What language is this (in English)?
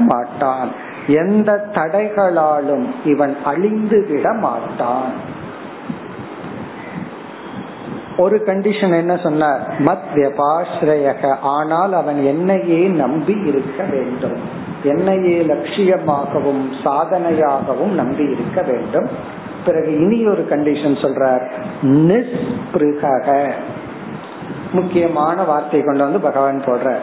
Tamil